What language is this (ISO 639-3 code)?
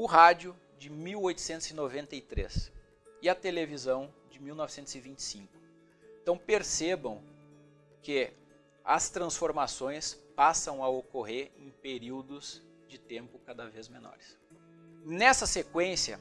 por